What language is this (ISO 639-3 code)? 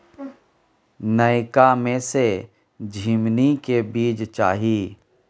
mai